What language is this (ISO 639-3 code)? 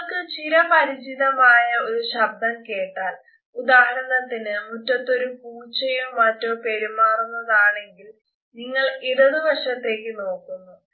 mal